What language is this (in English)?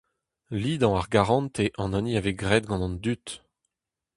Breton